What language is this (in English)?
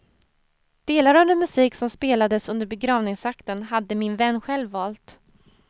Swedish